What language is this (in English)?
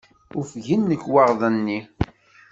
Kabyle